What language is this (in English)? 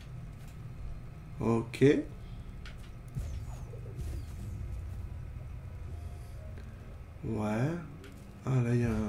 French